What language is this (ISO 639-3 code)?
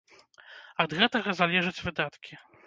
bel